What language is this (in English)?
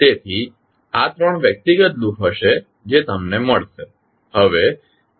Gujarati